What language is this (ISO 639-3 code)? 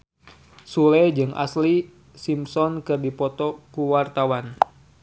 sun